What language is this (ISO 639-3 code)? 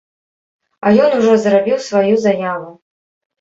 bel